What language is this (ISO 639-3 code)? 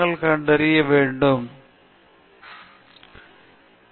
tam